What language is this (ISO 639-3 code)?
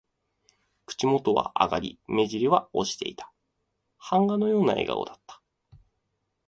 jpn